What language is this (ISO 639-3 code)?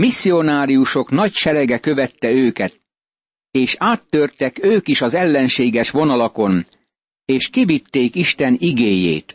hun